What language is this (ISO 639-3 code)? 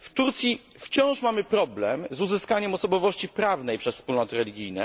pol